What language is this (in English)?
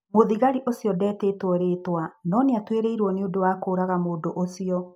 Kikuyu